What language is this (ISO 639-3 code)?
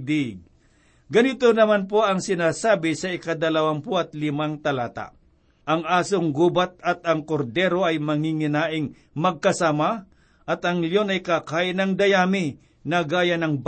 fil